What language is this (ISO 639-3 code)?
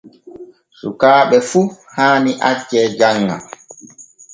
fue